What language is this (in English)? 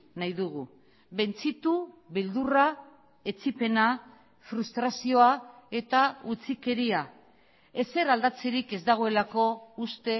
Basque